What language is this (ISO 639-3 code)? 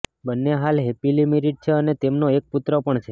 guj